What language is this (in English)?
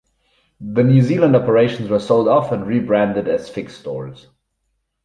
English